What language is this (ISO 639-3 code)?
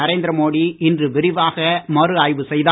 tam